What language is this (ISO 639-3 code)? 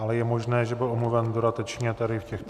ces